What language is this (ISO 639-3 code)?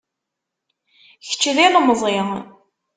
kab